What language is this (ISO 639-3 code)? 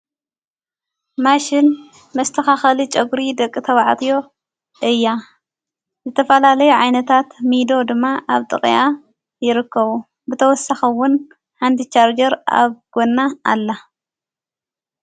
tir